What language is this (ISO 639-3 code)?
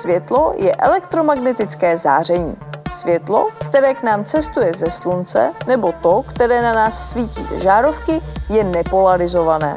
ces